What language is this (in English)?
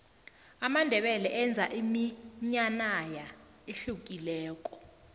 South Ndebele